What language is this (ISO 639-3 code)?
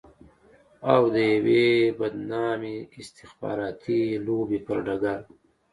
pus